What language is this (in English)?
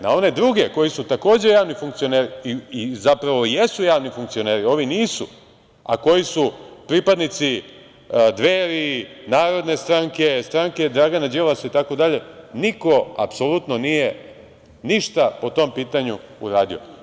Serbian